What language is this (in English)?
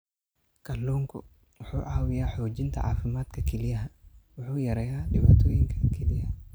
Somali